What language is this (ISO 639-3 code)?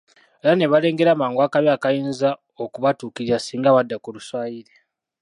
lug